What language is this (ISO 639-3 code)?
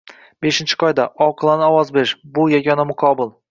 uzb